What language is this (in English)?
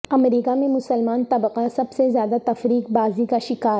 Urdu